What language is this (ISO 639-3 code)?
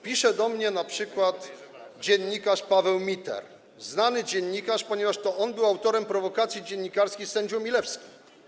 pol